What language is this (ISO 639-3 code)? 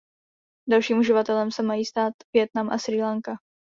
ces